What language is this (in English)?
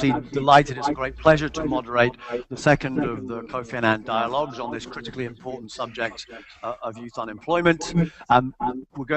English